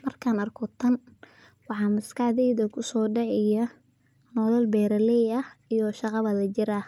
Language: Somali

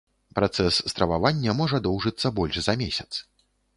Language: Belarusian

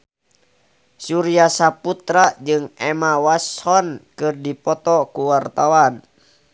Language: Sundanese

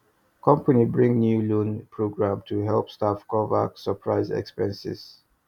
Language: Nigerian Pidgin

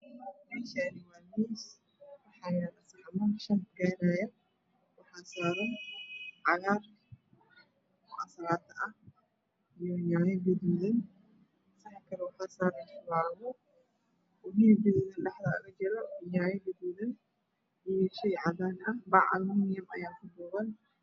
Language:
Somali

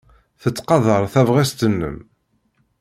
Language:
Kabyle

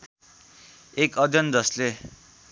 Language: Nepali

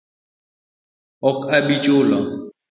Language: Luo (Kenya and Tanzania)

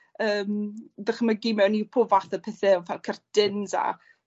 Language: Welsh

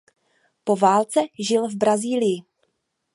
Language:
Czech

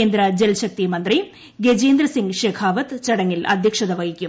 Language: Malayalam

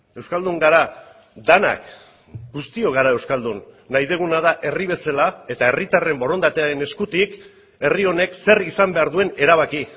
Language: Basque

